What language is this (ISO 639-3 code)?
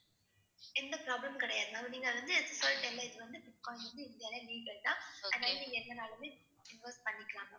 tam